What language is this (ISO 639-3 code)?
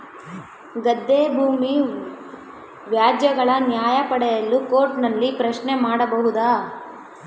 kan